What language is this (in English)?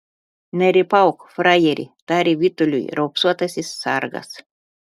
Lithuanian